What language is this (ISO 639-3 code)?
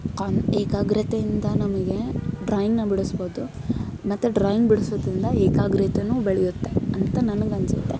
kan